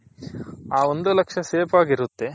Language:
Kannada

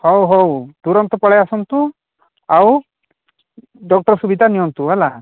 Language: Odia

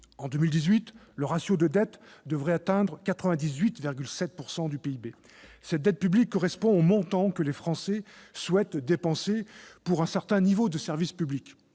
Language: French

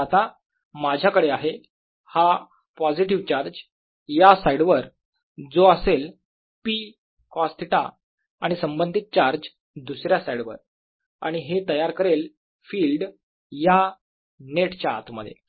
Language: Marathi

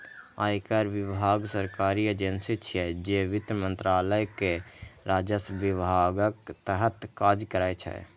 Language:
Maithili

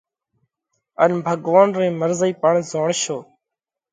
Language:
Parkari Koli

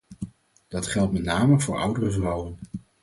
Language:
Dutch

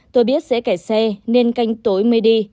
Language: Vietnamese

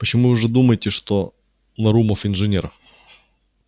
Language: Russian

